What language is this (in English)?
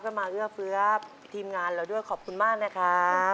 Thai